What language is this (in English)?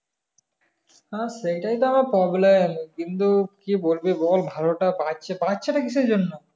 Bangla